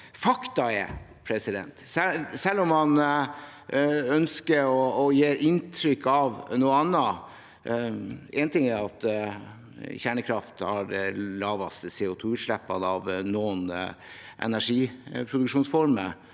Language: Norwegian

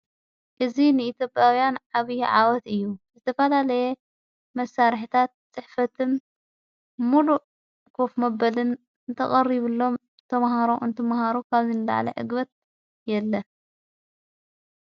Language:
Tigrinya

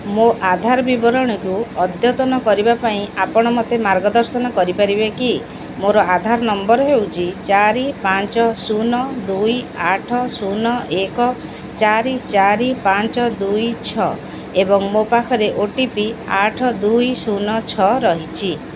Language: Odia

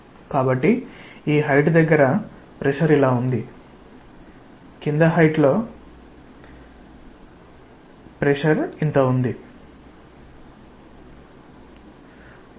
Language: Telugu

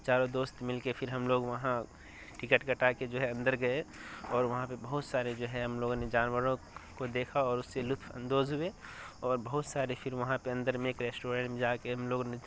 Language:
Urdu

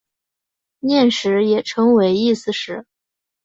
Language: Chinese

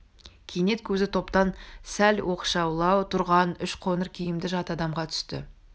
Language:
Kazakh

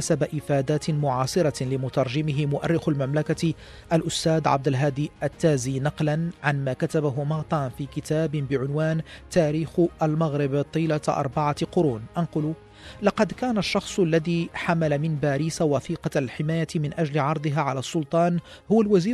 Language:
Arabic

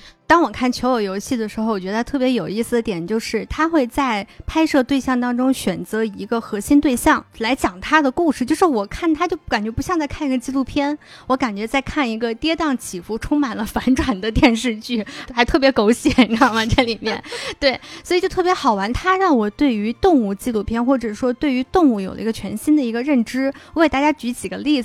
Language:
Chinese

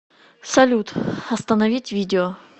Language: Russian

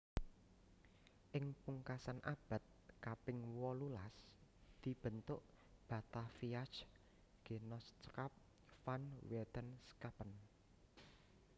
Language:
Javanese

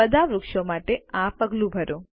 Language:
Gujarati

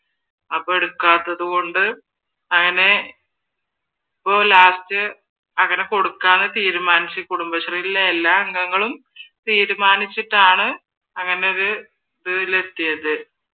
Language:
Malayalam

